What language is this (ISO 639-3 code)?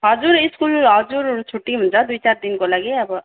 nep